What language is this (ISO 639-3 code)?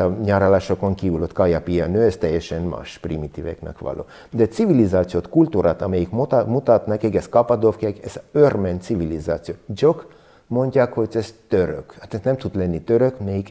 hun